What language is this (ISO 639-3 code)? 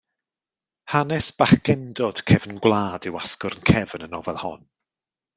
cym